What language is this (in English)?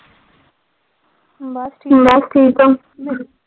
Punjabi